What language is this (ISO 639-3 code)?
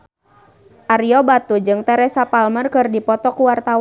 sun